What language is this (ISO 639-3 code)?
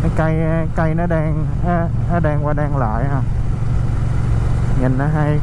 vie